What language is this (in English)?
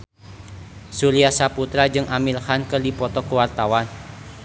Sundanese